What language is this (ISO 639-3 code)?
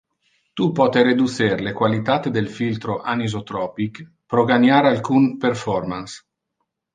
ina